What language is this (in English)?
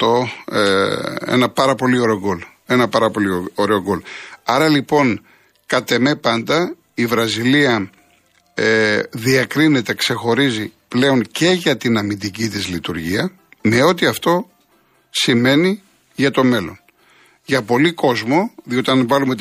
Greek